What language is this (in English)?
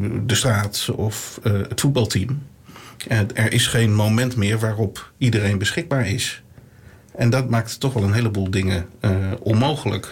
Dutch